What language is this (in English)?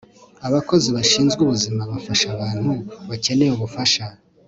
Kinyarwanda